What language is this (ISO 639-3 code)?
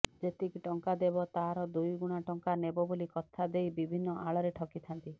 ori